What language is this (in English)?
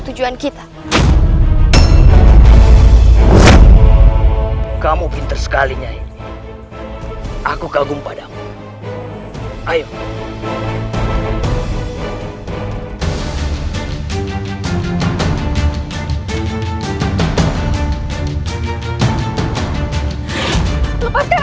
Indonesian